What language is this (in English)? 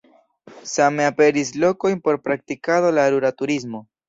Esperanto